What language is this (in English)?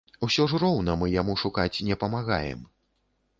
Belarusian